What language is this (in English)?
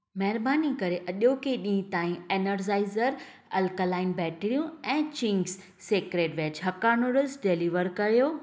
Sindhi